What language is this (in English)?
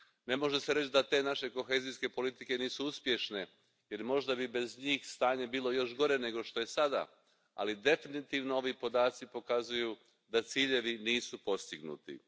Croatian